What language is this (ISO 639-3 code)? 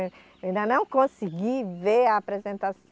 por